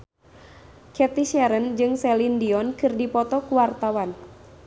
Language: Sundanese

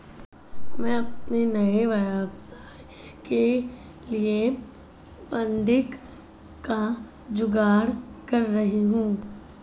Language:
Hindi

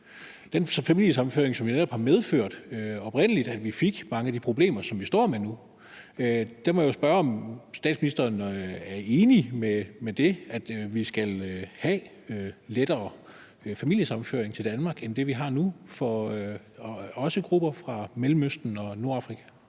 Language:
Danish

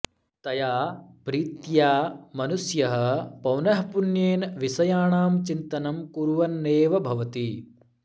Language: Sanskrit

